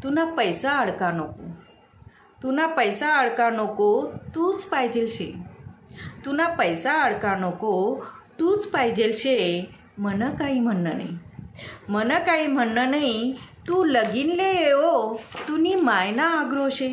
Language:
Marathi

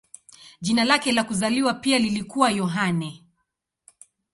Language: Swahili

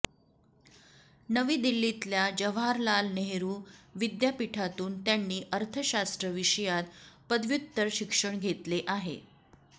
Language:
Marathi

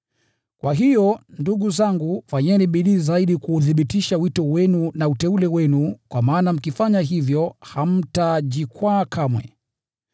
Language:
Swahili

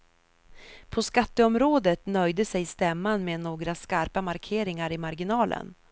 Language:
Swedish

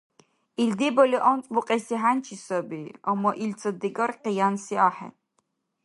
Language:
Dargwa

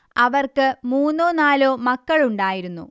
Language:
Malayalam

